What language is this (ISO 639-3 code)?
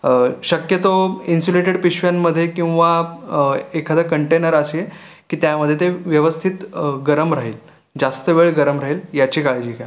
mar